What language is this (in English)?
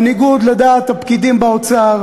Hebrew